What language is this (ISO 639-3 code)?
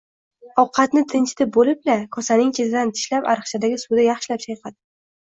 uzb